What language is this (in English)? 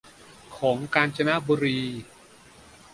Thai